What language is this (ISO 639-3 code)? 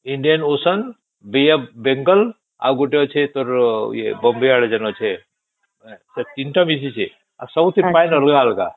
ori